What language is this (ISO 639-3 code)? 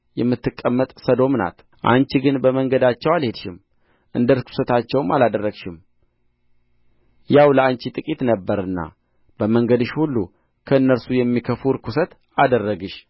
amh